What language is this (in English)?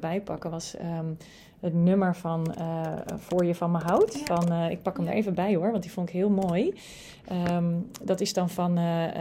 Dutch